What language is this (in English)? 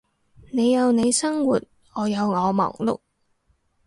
Cantonese